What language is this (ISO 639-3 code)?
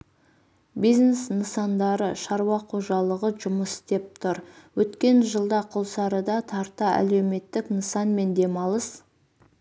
kaz